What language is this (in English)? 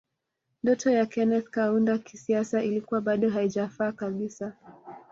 Swahili